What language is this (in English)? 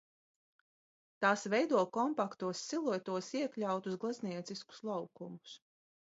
Latvian